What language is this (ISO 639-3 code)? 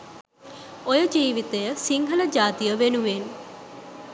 sin